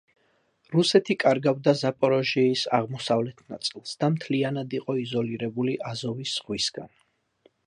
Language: Georgian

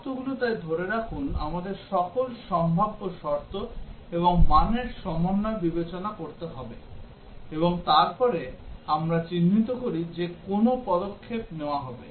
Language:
Bangla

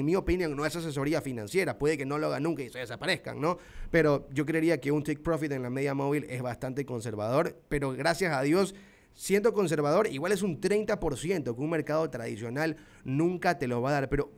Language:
Spanish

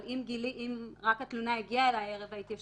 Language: Hebrew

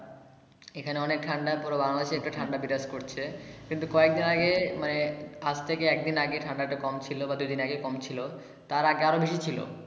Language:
Bangla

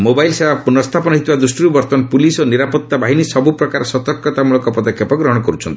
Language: Odia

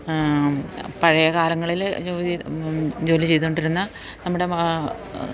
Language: Malayalam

